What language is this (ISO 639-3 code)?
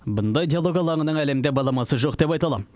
kaz